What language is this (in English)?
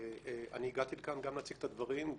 Hebrew